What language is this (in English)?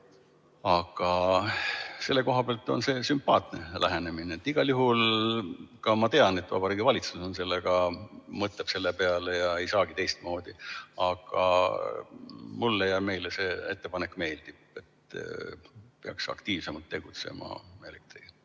Estonian